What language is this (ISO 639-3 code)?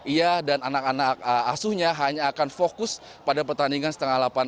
ind